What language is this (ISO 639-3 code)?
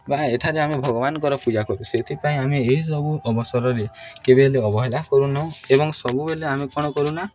ori